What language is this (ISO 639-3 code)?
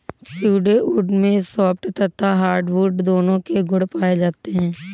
hin